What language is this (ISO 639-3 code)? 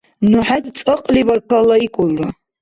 dar